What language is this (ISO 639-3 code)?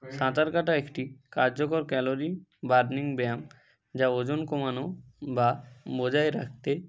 ben